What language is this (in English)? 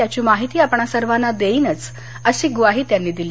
Marathi